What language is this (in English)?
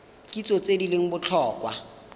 Tswana